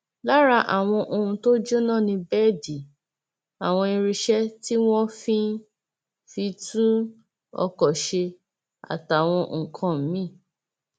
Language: Yoruba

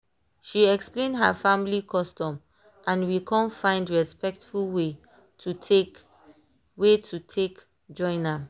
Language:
Nigerian Pidgin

